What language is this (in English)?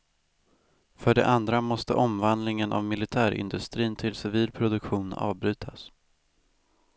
Swedish